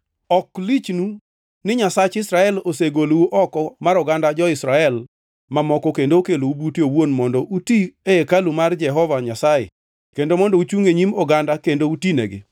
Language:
Luo (Kenya and Tanzania)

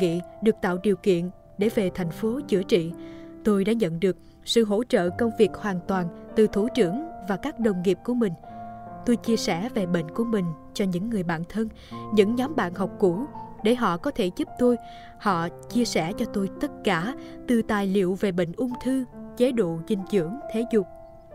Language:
Vietnamese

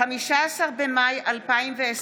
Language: Hebrew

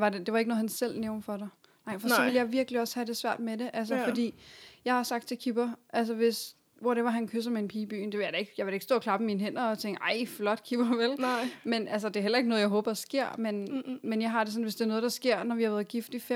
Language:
Danish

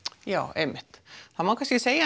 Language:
Icelandic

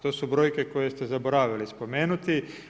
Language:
Croatian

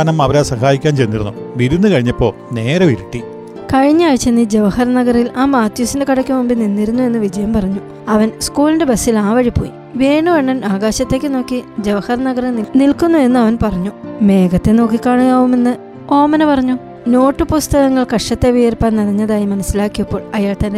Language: Malayalam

